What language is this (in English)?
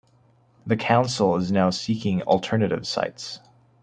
English